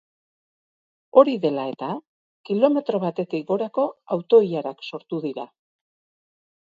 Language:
Basque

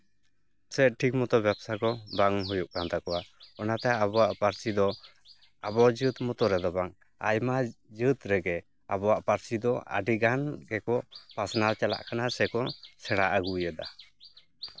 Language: Santali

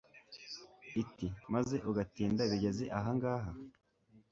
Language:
Kinyarwanda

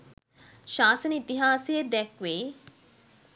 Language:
Sinhala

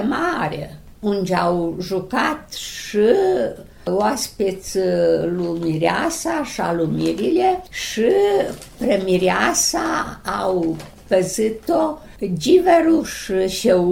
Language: Romanian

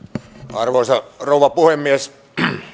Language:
Finnish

